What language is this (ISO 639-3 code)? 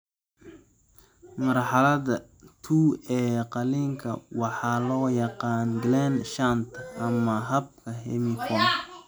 som